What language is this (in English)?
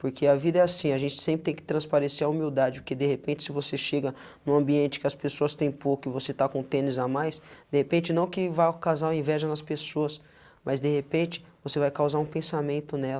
Portuguese